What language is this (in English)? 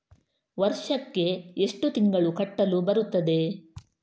Kannada